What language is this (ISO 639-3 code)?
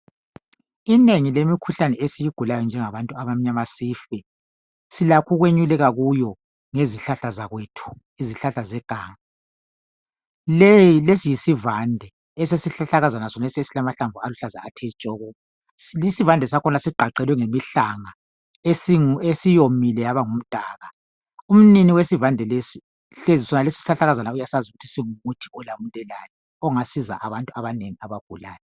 nde